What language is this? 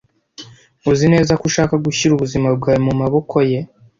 Kinyarwanda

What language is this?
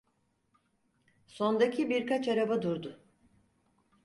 Turkish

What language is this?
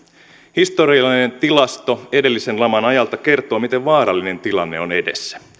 Finnish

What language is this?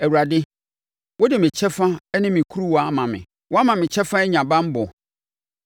Akan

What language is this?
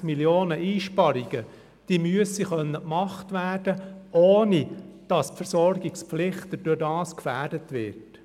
Swiss German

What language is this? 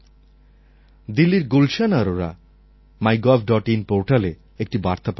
Bangla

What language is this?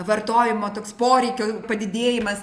Lithuanian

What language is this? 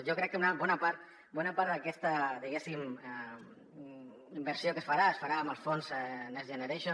Catalan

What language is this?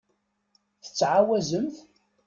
Kabyle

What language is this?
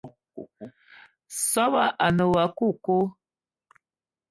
Eton (Cameroon)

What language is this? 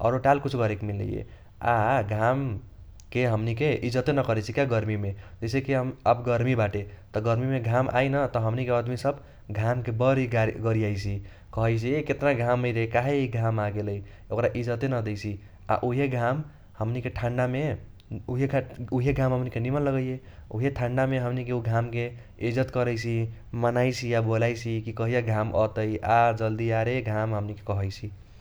Kochila Tharu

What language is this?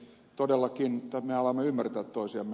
Finnish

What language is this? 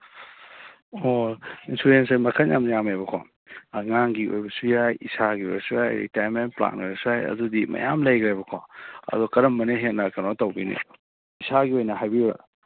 Manipuri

